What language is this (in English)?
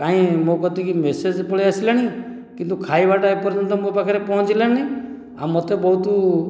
Odia